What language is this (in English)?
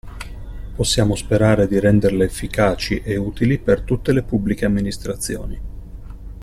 Italian